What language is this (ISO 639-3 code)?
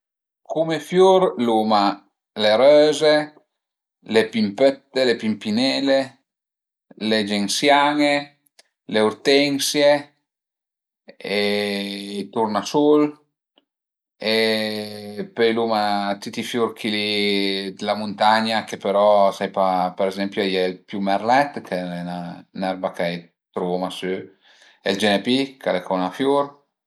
pms